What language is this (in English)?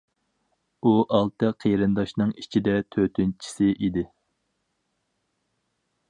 Uyghur